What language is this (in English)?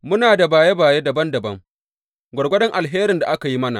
Hausa